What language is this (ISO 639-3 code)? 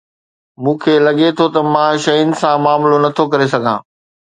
snd